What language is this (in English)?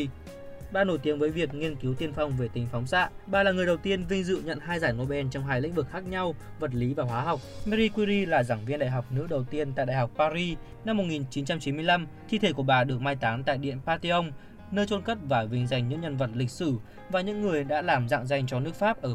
Vietnamese